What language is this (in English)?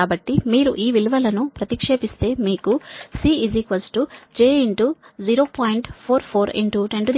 Telugu